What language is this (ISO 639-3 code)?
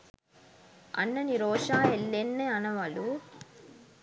sin